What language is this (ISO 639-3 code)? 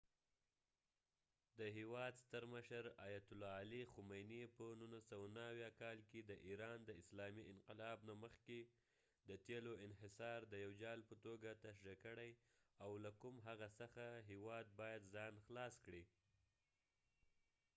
pus